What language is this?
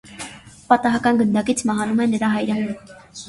Armenian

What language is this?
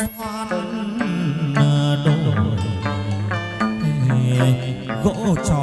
Vietnamese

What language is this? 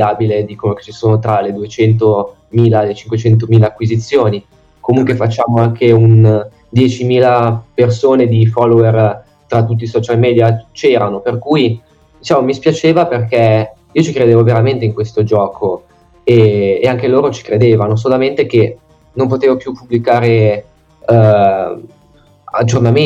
Italian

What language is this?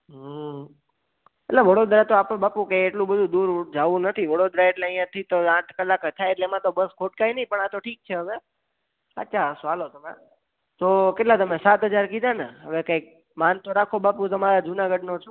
Gujarati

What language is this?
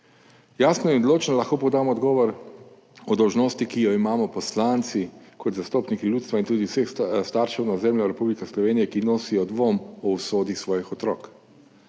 Slovenian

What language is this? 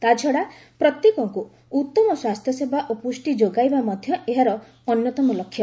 Odia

